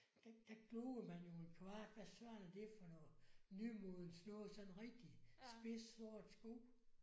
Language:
Danish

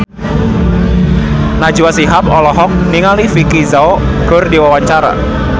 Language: Sundanese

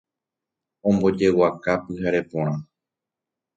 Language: Guarani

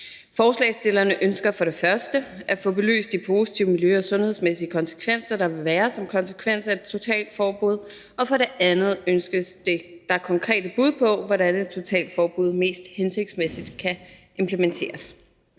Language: Danish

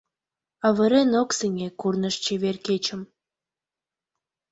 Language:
Mari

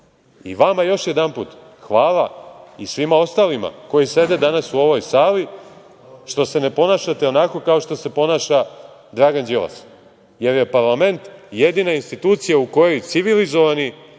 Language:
Serbian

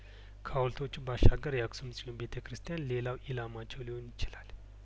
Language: Amharic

